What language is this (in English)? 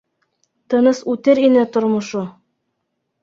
Bashkir